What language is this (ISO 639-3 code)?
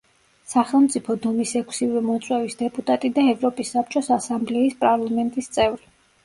kat